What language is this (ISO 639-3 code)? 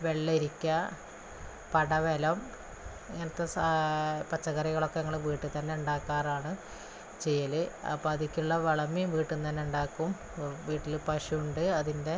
mal